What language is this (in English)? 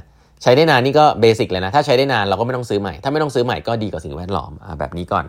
Thai